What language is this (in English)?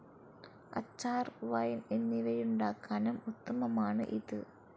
Malayalam